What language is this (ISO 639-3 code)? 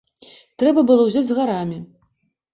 bel